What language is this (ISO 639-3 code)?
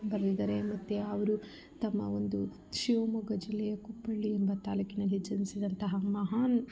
kan